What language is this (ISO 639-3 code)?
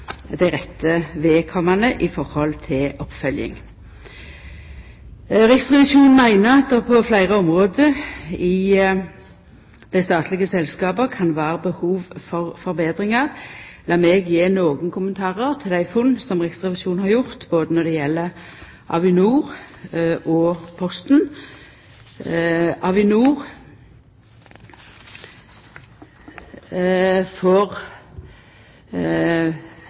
nno